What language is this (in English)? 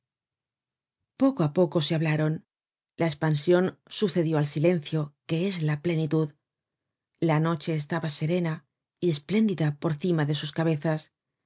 Spanish